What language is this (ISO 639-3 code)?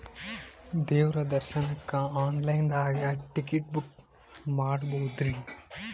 kan